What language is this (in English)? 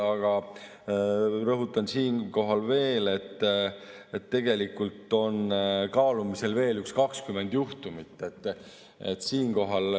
Estonian